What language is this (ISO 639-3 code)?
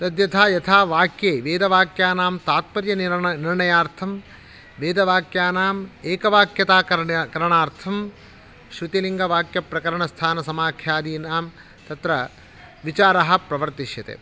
san